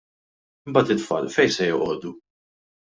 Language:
Maltese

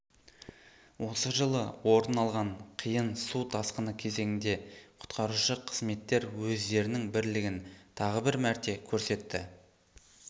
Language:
Kazakh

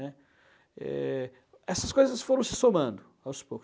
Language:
Portuguese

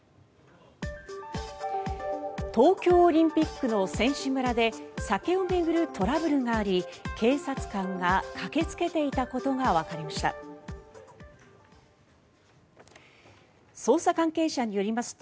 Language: Japanese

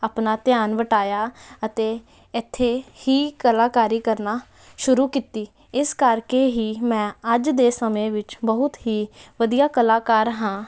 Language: Punjabi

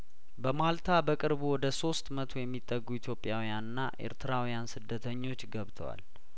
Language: Amharic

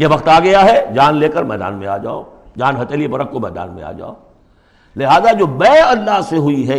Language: Urdu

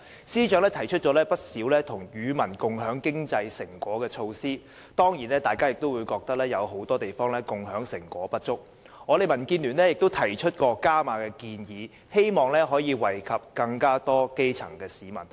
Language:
Cantonese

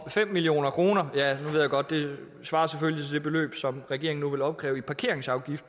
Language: Danish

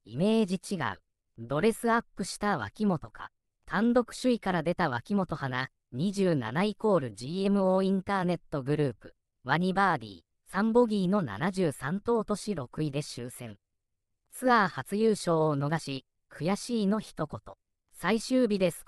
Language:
Japanese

